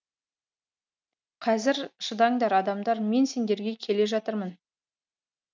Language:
Kazakh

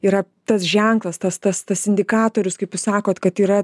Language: Lithuanian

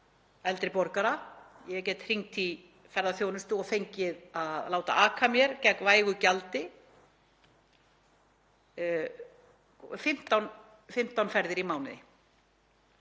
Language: Icelandic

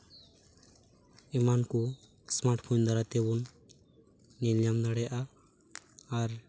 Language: Santali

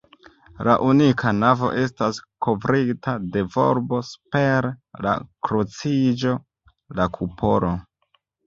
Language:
Esperanto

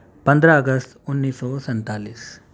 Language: Urdu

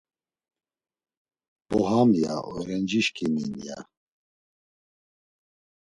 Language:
Laz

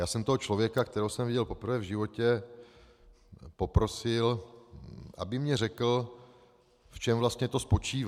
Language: Czech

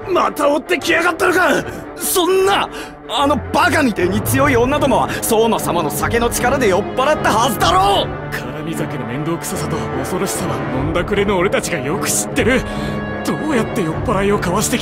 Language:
Japanese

